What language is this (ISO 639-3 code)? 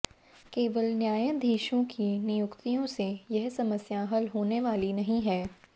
hin